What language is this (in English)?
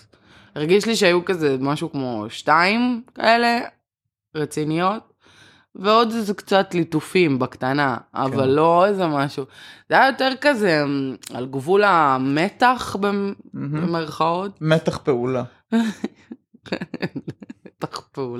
Hebrew